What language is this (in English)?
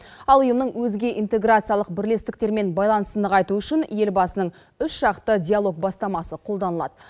Kazakh